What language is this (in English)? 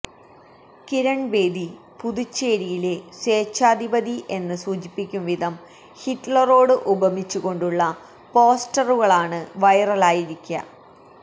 Malayalam